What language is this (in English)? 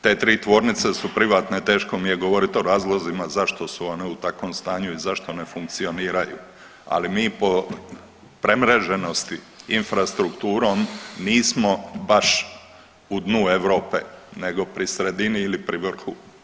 Croatian